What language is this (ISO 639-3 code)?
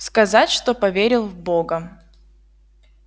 rus